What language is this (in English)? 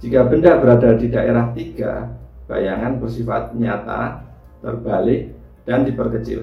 Indonesian